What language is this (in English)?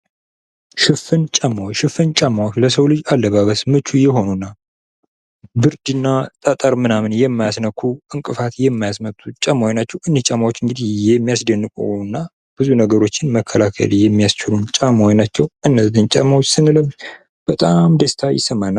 Amharic